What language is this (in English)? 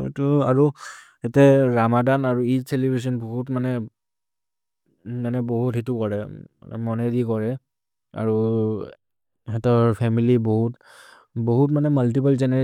Maria (India)